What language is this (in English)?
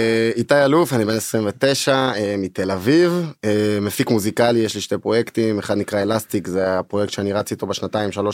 Hebrew